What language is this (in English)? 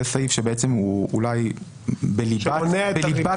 Hebrew